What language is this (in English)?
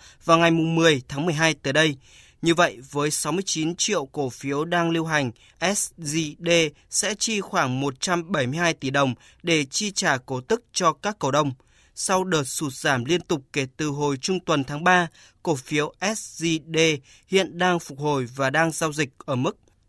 Vietnamese